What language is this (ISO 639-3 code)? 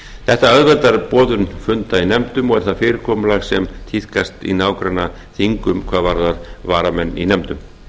isl